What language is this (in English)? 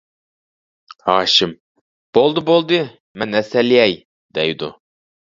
Uyghur